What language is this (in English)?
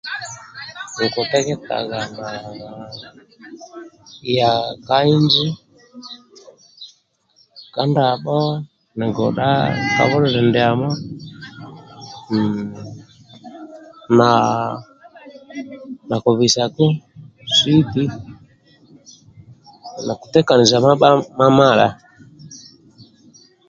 Amba (Uganda)